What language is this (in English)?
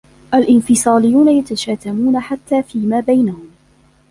Arabic